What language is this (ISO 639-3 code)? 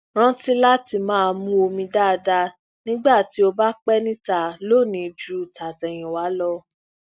yor